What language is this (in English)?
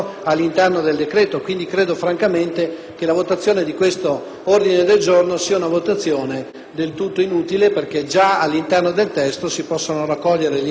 Italian